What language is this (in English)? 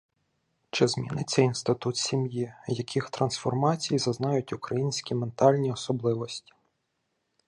Ukrainian